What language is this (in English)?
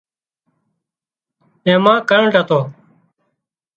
Wadiyara Koli